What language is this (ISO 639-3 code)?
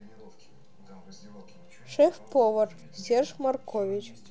rus